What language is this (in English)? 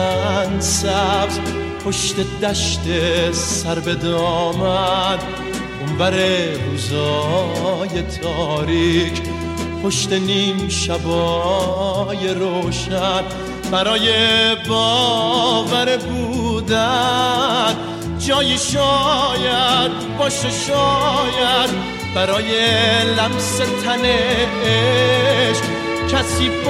Persian